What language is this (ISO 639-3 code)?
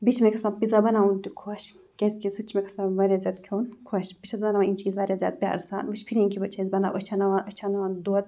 kas